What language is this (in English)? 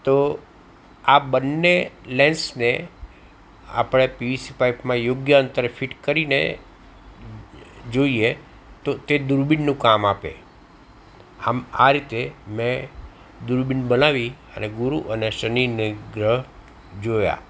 Gujarati